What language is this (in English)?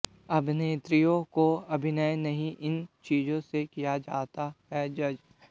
Hindi